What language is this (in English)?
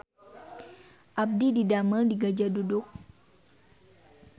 Sundanese